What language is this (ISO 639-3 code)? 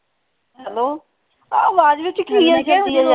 pan